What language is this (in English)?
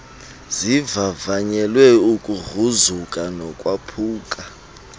Xhosa